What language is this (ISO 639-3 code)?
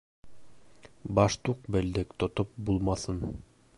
bak